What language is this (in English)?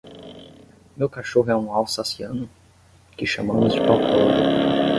Portuguese